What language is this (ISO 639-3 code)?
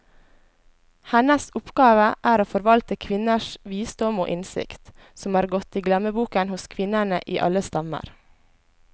nor